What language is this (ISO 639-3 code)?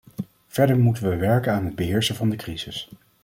nld